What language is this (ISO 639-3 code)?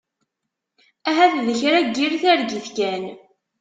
kab